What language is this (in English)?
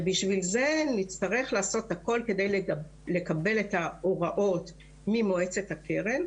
Hebrew